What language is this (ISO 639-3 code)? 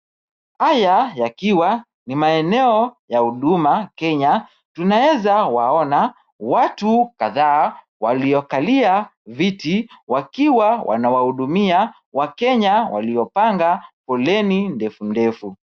swa